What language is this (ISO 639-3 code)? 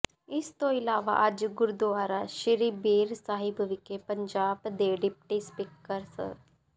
pan